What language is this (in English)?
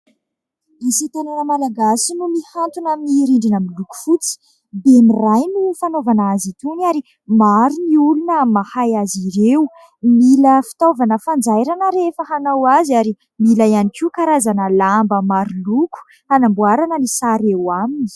Malagasy